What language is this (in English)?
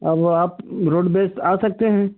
Hindi